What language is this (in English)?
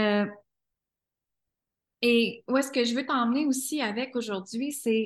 French